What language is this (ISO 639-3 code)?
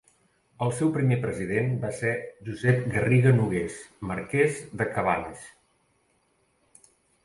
cat